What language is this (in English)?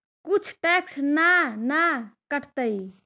Magahi